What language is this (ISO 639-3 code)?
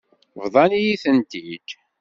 kab